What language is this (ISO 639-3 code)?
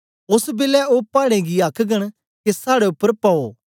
doi